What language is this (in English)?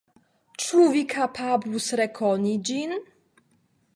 Esperanto